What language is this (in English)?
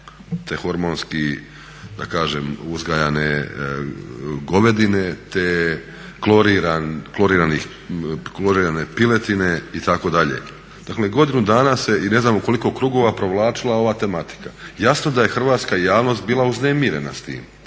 Croatian